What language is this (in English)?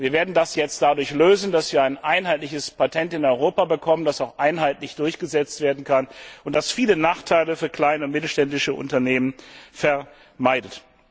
German